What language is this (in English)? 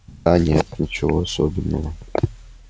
Russian